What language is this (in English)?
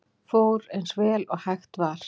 Icelandic